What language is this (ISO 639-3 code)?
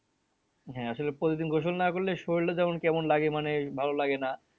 ben